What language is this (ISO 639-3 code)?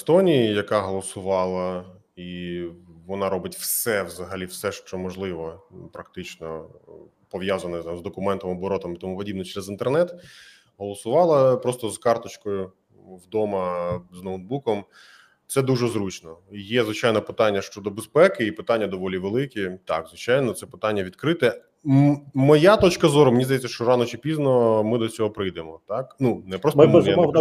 ukr